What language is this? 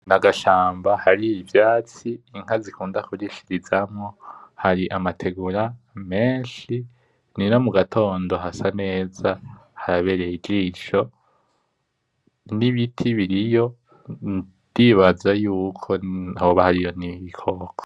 Rundi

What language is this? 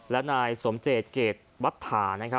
Thai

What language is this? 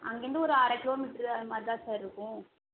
Tamil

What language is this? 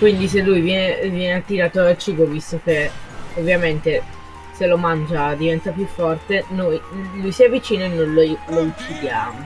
Italian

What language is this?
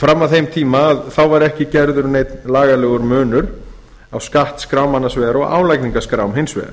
Icelandic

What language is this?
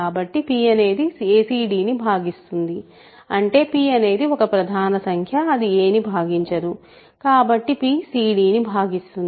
Telugu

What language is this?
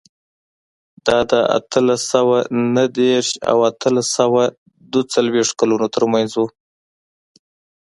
Pashto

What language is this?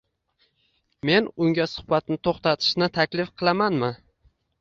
Uzbek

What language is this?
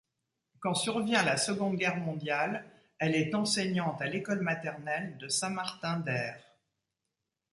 French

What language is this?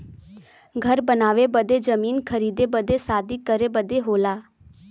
Bhojpuri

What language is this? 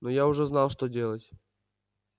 Russian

